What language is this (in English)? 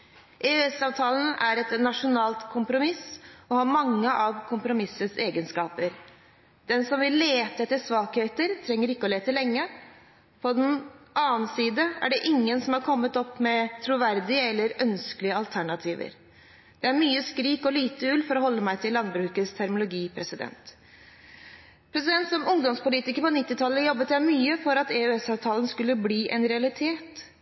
Norwegian Bokmål